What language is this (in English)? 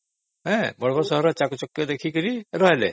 Odia